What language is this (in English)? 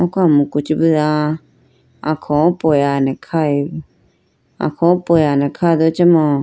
Idu-Mishmi